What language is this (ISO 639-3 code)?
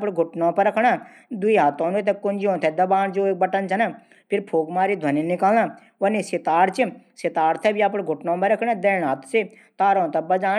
gbm